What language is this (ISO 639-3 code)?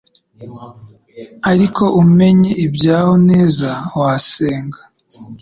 kin